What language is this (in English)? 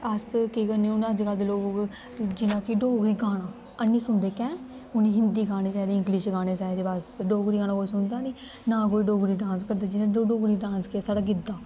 Dogri